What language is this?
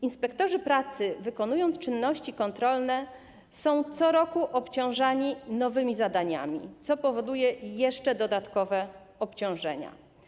Polish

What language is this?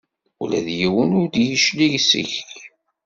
Kabyle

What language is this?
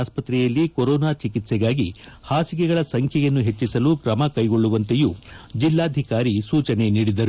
Kannada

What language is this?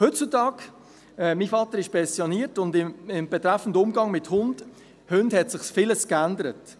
Swiss German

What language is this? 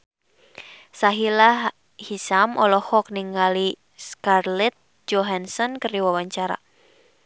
Sundanese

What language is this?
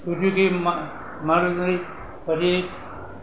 Gujarati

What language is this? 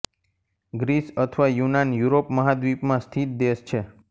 Gujarati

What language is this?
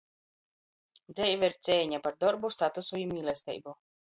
Latgalian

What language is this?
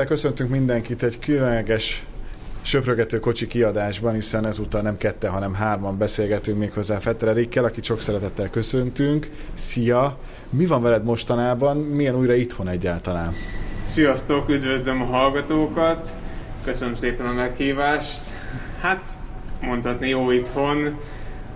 Hungarian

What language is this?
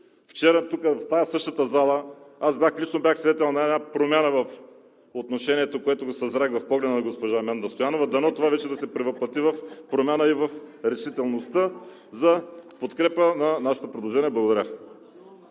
Bulgarian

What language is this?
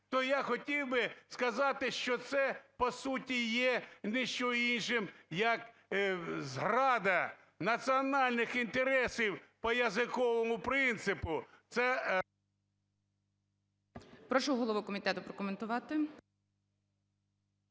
Ukrainian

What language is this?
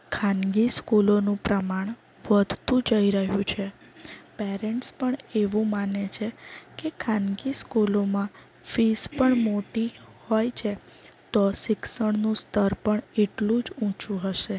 Gujarati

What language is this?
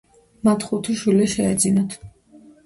Georgian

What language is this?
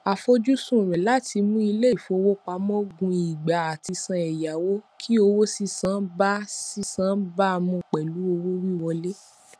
Yoruba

